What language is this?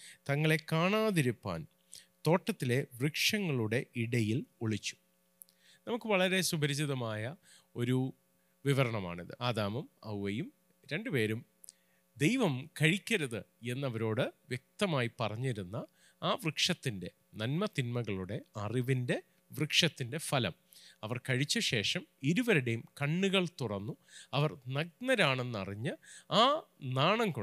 Malayalam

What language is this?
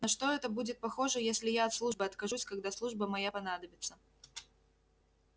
Russian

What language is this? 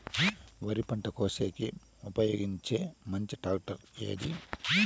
Telugu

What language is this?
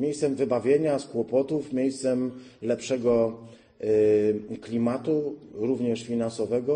Polish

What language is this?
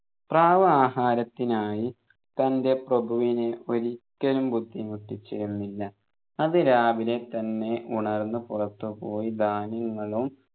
Malayalam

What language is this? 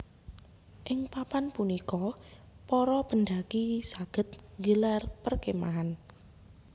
Javanese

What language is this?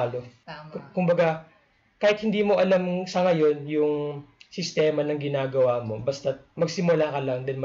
Filipino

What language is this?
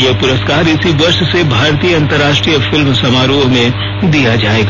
Hindi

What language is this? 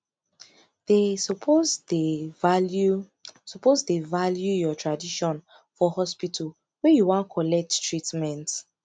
Nigerian Pidgin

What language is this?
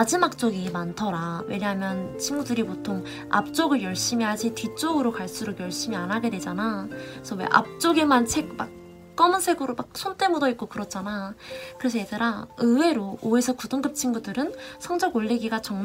Korean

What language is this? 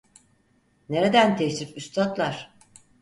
Turkish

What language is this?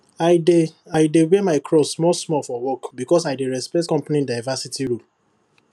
Nigerian Pidgin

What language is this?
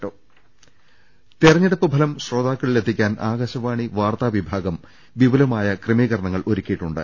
Malayalam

